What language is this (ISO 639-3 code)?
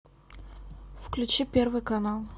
rus